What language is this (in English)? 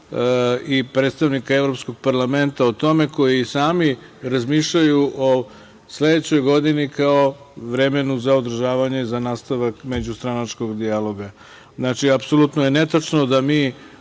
Serbian